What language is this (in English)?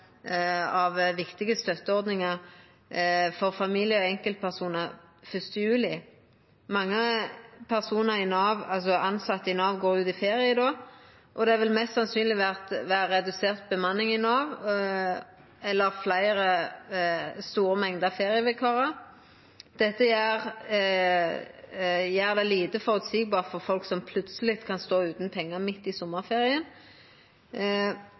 Norwegian Nynorsk